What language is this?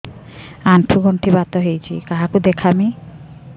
Odia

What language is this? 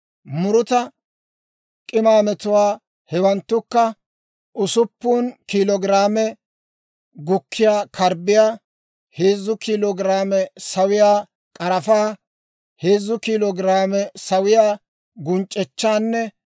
Dawro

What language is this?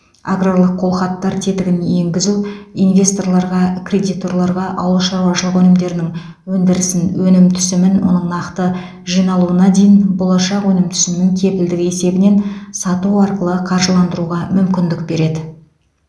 Kazakh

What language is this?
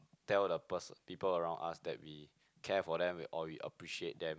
English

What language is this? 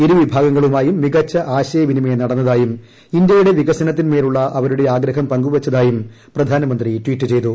Malayalam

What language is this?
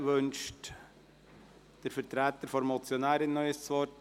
Swiss German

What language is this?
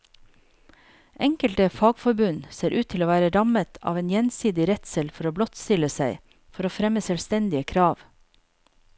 Norwegian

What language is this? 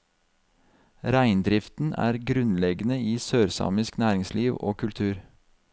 Norwegian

